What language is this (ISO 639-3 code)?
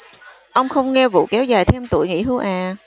vie